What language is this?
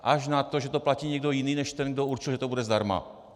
Czech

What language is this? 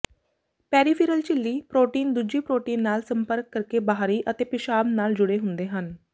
Punjabi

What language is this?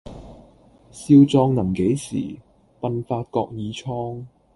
Cantonese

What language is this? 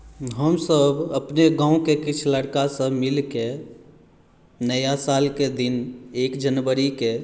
Maithili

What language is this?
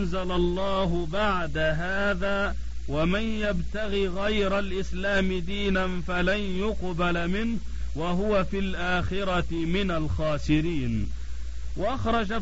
Arabic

